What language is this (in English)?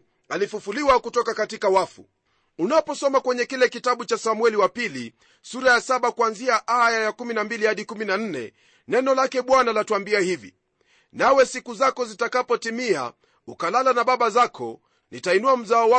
Swahili